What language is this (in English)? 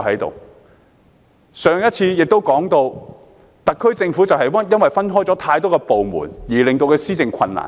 Cantonese